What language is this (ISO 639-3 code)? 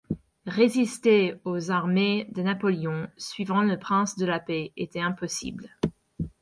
fra